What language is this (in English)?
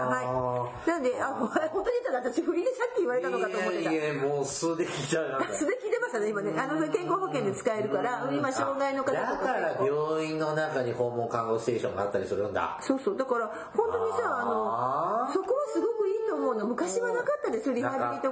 Japanese